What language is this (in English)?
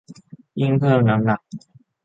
Thai